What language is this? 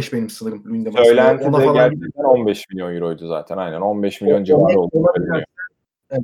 Turkish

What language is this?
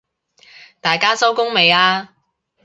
Cantonese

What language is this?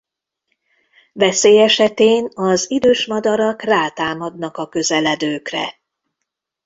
Hungarian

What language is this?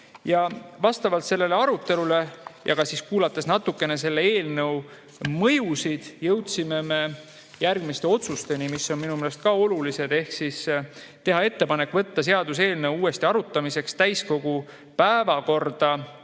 Estonian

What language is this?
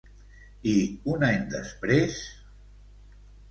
Catalan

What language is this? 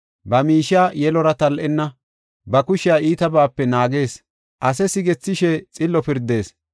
Gofa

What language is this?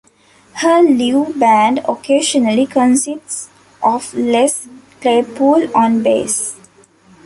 English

